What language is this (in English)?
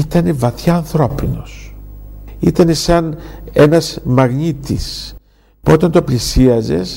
Greek